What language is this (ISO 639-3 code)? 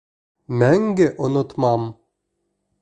bak